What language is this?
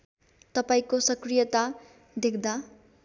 Nepali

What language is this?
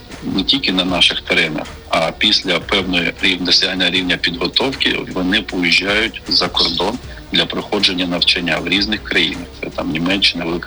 Ukrainian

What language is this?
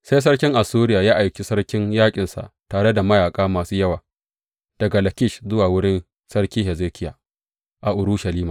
Hausa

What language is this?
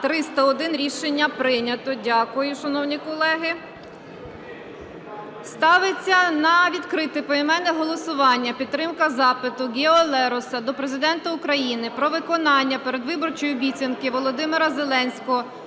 Ukrainian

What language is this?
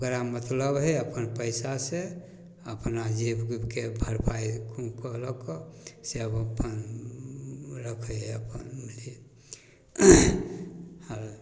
Maithili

